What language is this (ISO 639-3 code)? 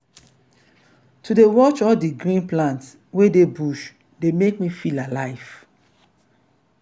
pcm